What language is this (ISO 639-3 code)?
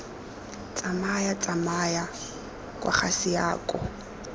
tsn